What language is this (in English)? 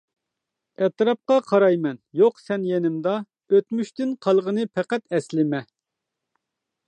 Uyghur